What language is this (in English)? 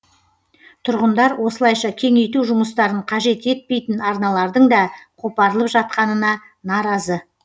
Kazakh